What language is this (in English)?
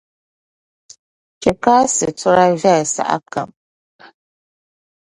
Dagbani